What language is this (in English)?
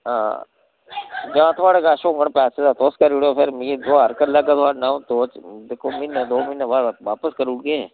Dogri